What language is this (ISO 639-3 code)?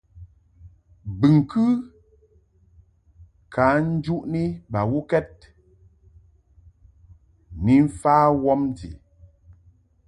mhk